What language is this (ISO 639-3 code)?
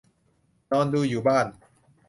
tha